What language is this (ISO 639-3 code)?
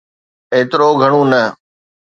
snd